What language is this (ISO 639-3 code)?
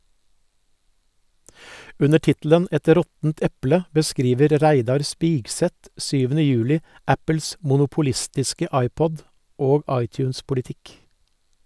nor